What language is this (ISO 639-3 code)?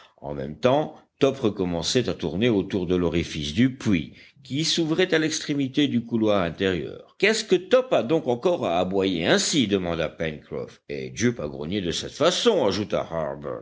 fra